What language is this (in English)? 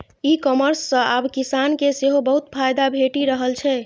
Maithili